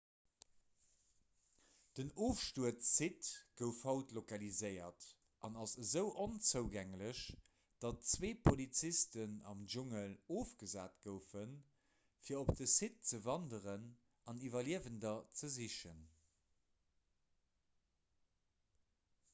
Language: Luxembourgish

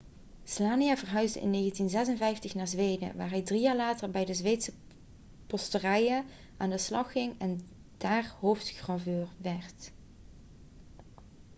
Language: Dutch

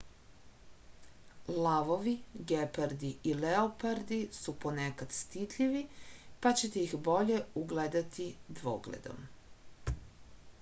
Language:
Serbian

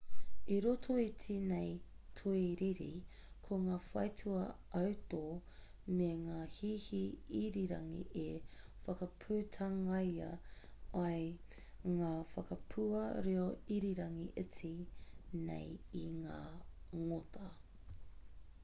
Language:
Māori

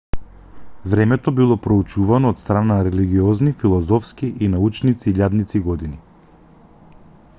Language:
Macedonian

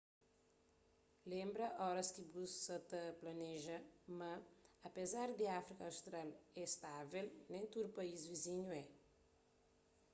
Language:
Kabuverdianu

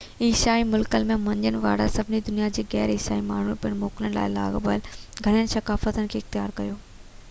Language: Sindhi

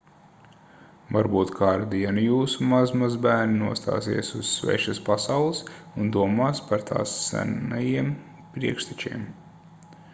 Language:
Latvian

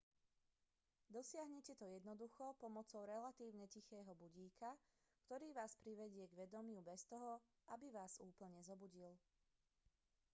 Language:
Slovak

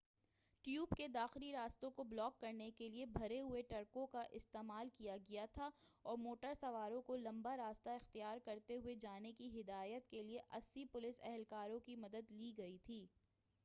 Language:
Urdu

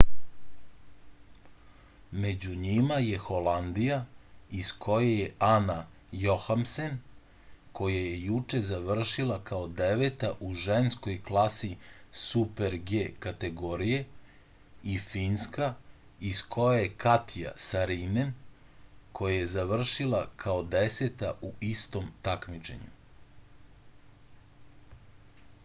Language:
Serbian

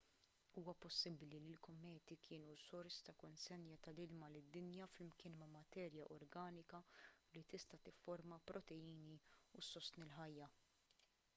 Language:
Maltese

